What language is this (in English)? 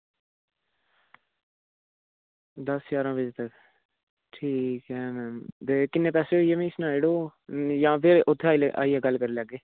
Dogri